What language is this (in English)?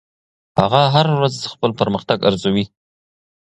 Pashto